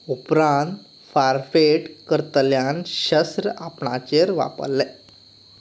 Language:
Konkani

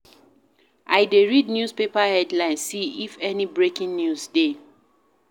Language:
Nigerian Pidgin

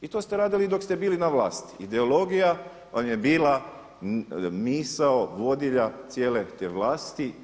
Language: Croatian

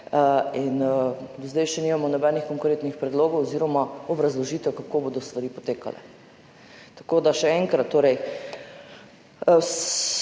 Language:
Slovenian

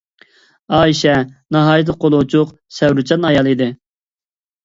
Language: Uyghur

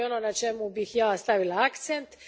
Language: Croatian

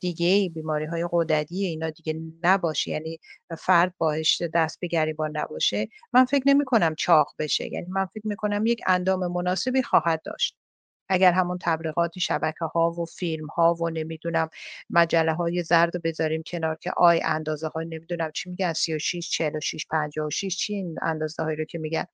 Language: Persian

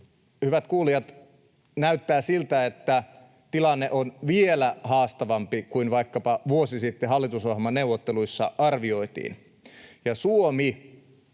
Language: Finnish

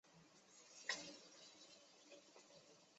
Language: Chinese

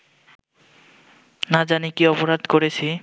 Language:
Bangla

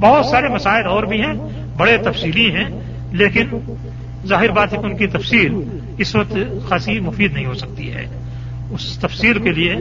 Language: Urdu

